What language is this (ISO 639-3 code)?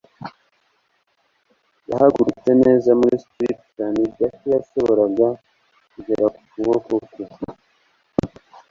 kin